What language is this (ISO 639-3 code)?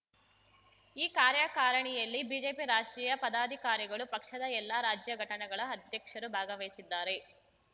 kan